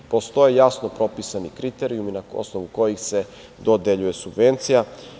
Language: Serbian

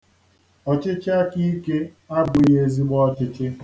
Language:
Igbo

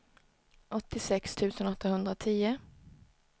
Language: Swedish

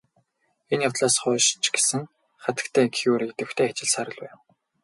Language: Mongolian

